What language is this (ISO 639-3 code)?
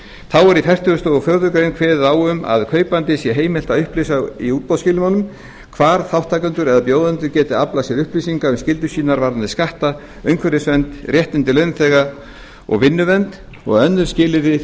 isl